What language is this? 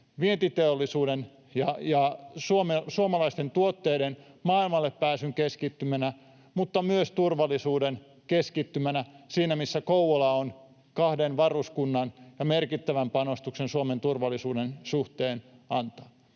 Finnish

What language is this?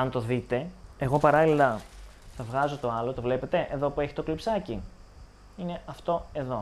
Greek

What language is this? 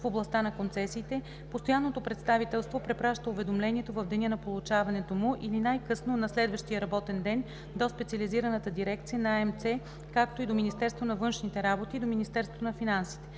Bulgarian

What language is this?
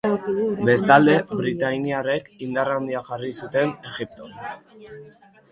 Basque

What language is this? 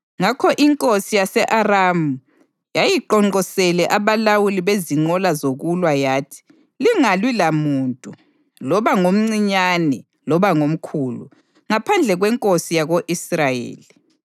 North Ndebele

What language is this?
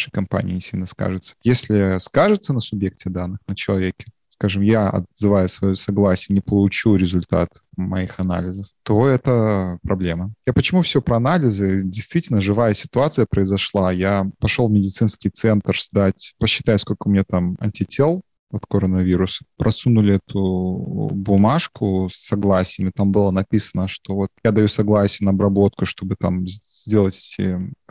Russian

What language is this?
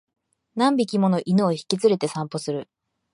Japanese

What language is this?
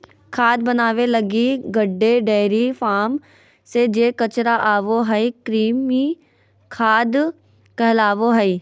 Magahi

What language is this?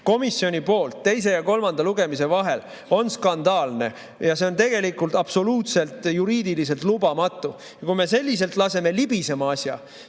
Estonian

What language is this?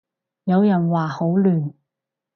Cantonese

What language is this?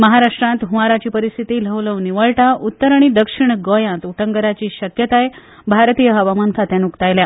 Konkani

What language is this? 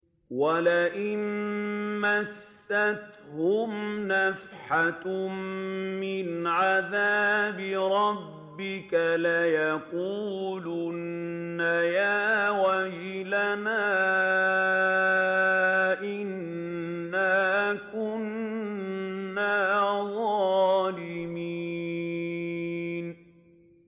Arabic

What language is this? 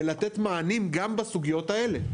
Hebrew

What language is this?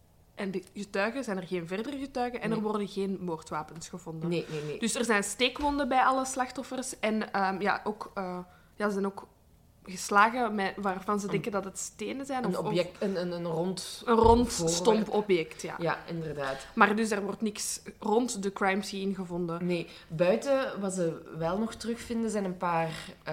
Dutch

